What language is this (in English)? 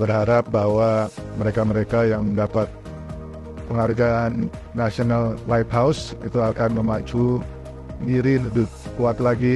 Indonesian